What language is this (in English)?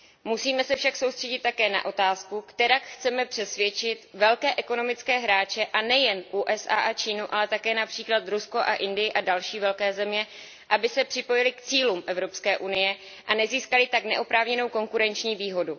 Czech